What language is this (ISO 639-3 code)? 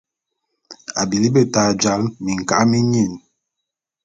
bum